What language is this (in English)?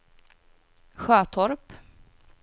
Swedish